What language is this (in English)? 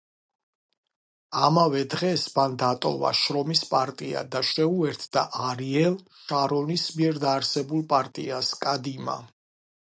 Georgian